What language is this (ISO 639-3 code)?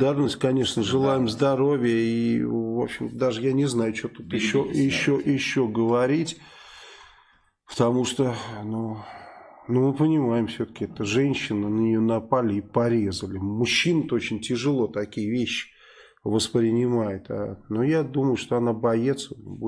rus